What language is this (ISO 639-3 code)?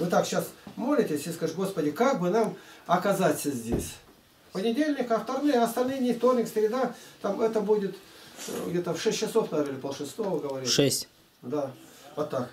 rus